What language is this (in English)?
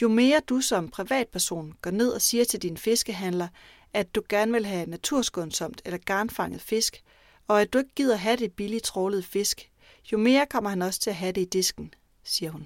Danish